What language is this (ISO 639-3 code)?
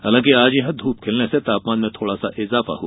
hin